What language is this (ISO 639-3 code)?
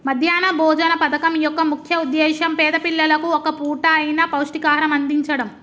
tel